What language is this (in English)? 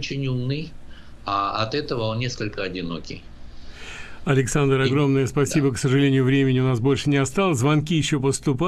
Russian